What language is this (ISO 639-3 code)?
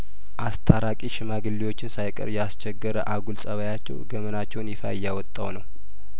amh